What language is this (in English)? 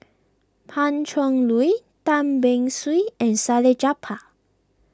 English